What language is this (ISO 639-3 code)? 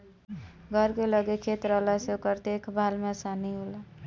bho